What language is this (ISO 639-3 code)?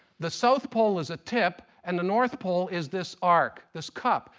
eng